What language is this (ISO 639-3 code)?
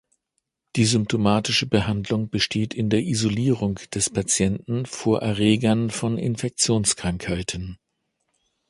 deu